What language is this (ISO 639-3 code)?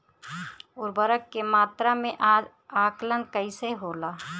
bho